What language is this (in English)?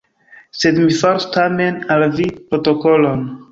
Esperanto